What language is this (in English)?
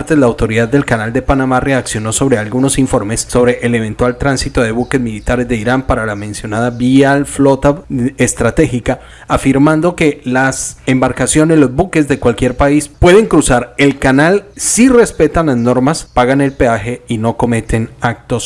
Spanish